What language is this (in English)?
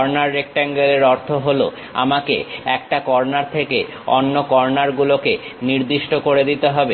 Bangla